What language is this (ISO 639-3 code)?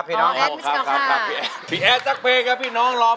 tha